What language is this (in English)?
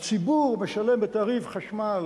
Hebrew